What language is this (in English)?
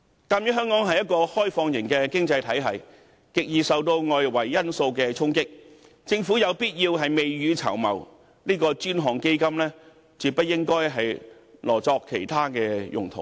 Cantonese